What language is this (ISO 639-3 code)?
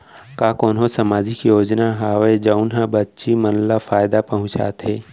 hne